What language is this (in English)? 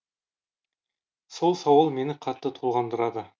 Kazakh